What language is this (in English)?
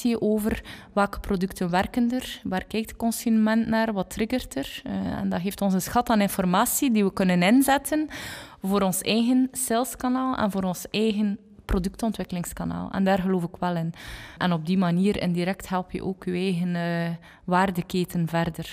Dutch